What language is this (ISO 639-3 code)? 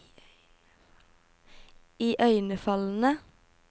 nor